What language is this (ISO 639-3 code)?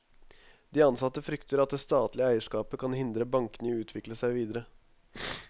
nor